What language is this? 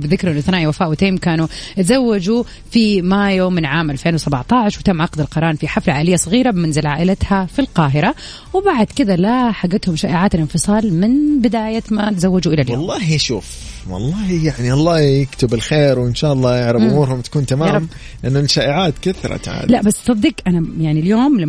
Arabic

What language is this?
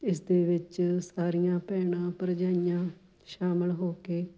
Punjabi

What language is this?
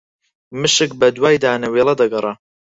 Central Kurdish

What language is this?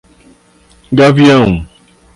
Portuguese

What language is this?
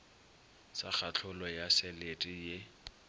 Northern Sotho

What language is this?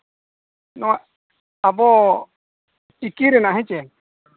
Santali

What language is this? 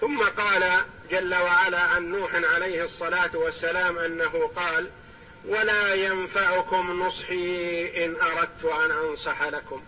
Arabic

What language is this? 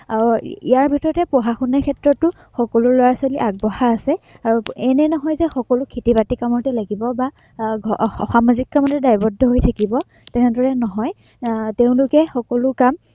Assamese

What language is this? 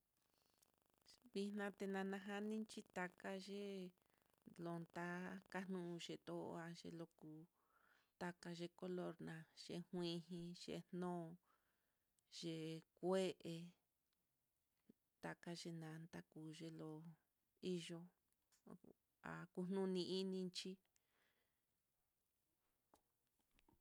Mitlatongo Mixtec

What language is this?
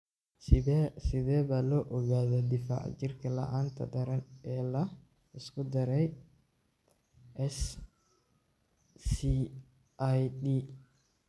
Somali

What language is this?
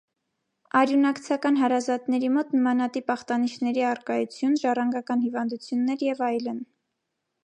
Armenian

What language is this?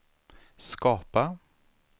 Swedish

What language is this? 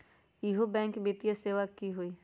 Magahi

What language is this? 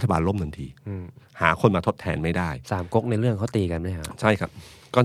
Thai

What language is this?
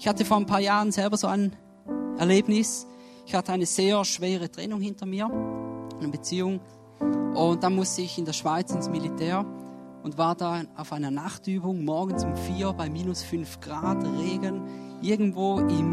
German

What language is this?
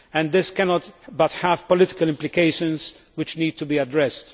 English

